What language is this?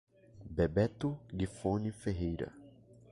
Portuguese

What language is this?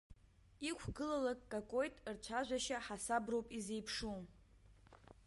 Abkhazian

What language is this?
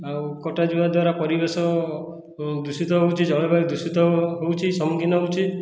Odia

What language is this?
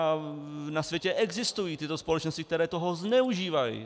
Czech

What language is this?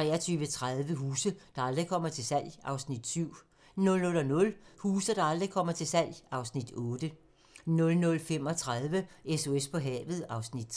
Danish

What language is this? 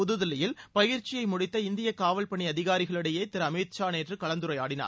Tamil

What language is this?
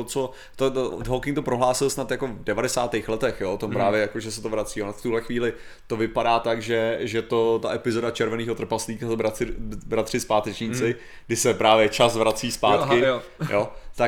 Czech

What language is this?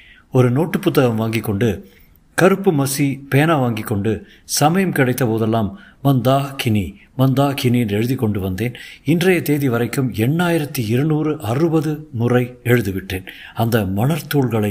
Tamil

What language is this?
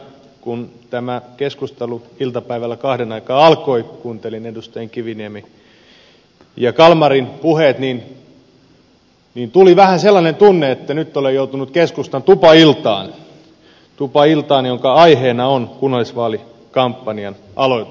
Finnish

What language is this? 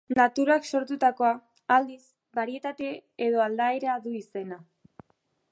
Basque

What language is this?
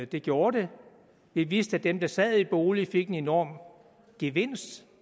Danish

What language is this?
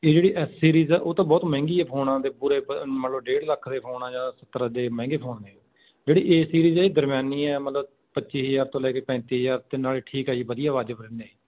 Punjabi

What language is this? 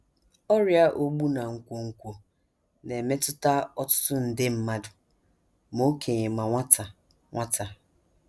Igbo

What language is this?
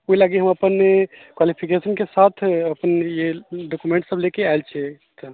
Maithili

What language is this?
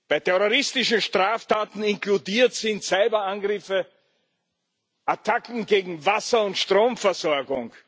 German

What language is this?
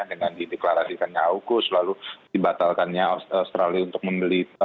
Indonesian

